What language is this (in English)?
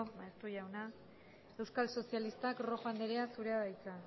Basque